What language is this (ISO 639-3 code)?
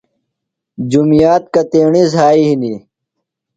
phl